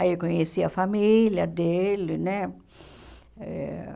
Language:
Portuguese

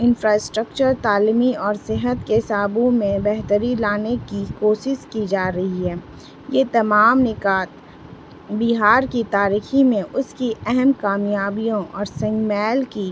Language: Urdu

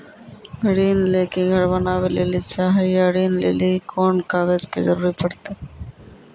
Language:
Maithili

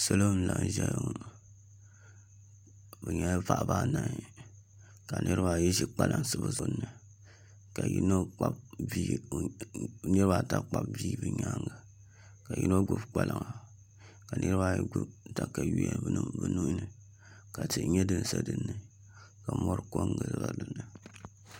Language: Dagbani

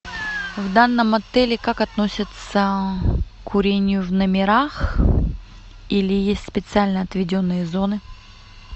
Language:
Russian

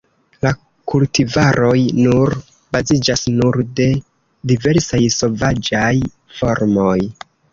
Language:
Esperanto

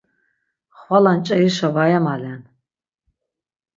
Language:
Laz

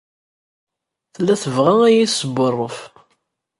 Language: Kabyle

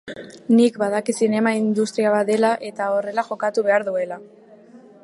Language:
Basque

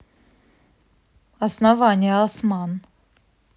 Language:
Russian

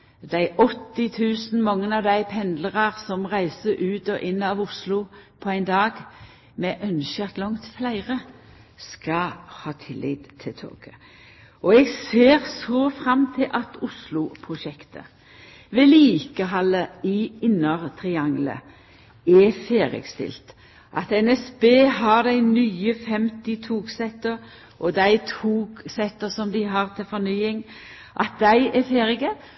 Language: Norwegian Nynorsk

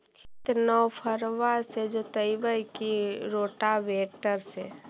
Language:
Magahi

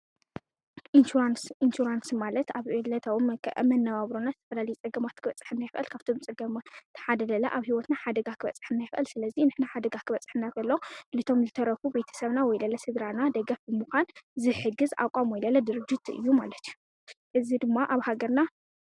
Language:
Tigrinya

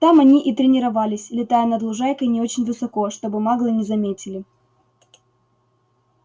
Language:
Russian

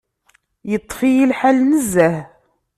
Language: Kabyle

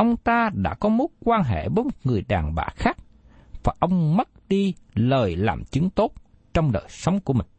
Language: Vietnamese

